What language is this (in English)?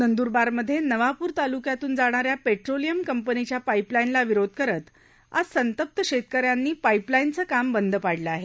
Marathi